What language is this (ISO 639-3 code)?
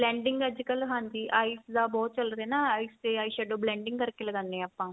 pan